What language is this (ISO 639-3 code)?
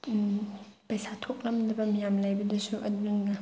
mni